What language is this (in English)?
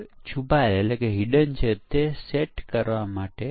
Gujarati